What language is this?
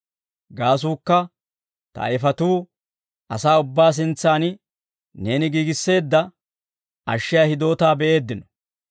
Dawro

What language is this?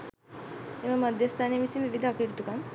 Sinhala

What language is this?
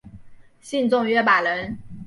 Chinese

